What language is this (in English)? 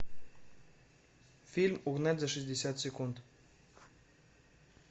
Russian